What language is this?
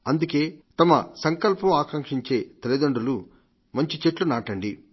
Telugu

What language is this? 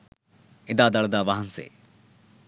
Sinhala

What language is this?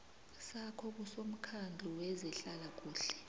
South Ndebele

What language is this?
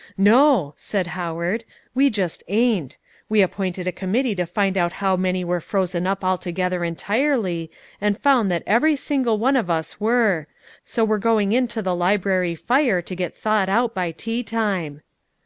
English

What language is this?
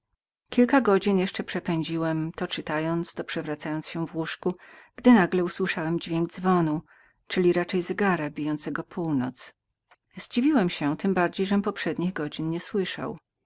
Polish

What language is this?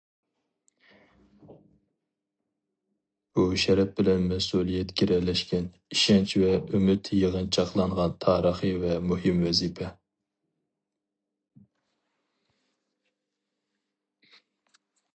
Uyghur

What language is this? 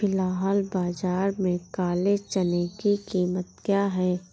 Hindi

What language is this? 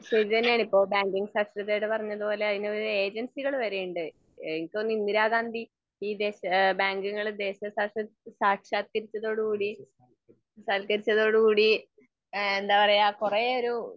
Malayalam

